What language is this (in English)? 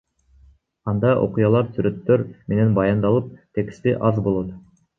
Kyrgyz